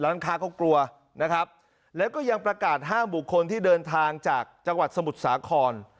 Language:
Thai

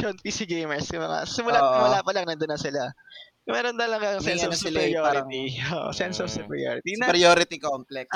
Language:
Filipino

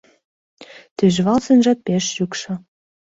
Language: Mari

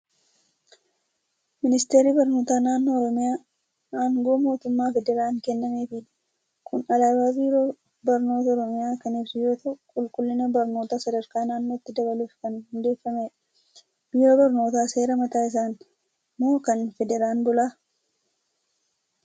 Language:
Oromo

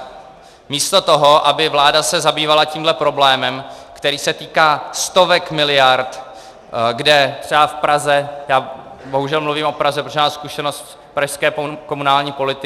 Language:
Czech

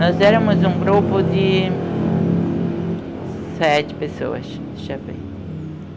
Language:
Portuguese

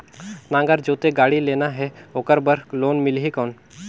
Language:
Chhattisgarhi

